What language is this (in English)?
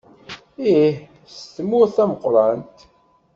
Kabyle